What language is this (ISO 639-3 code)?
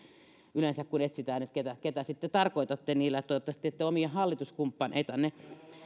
fin